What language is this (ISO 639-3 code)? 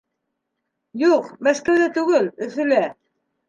bak